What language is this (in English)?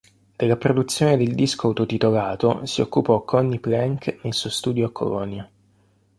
Italian